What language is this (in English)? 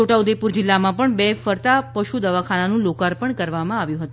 Gujarati